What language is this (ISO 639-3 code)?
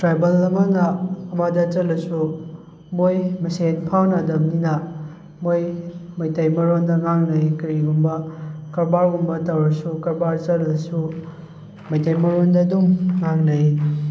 mni